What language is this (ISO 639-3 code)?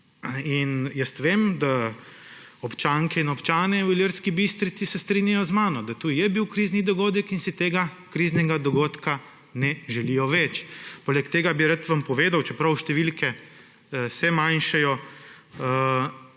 slv